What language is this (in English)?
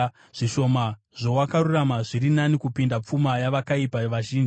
Shona